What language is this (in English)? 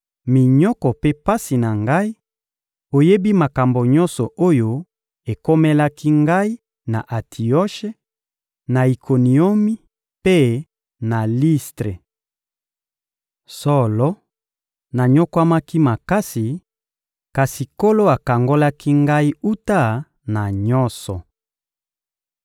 Lingala